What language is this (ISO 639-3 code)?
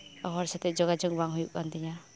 sat